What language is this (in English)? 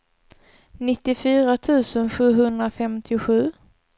Swedish